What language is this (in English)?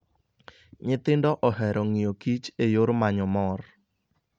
Luo (Kenya and Tanzania)